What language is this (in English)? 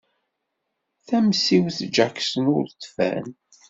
Kabyle